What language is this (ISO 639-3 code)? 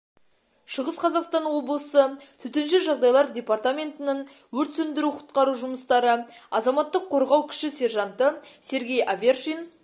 kaz